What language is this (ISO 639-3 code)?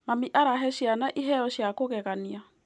kik